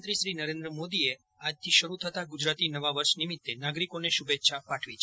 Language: Gujarati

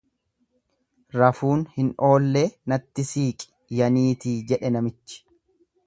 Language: Oromo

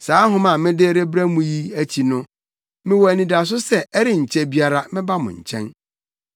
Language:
Akan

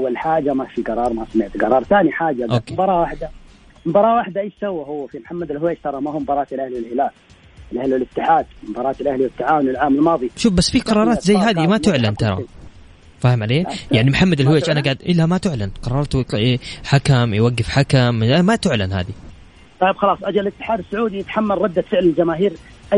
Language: Arabic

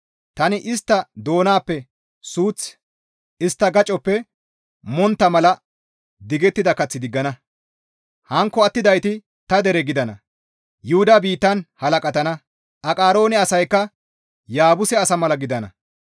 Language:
Gamo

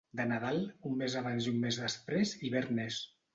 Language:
Catalan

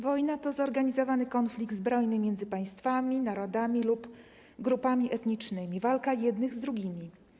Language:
Polish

